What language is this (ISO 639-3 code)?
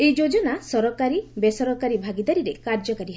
ori